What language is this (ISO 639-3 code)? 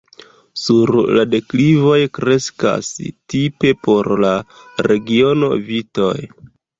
epo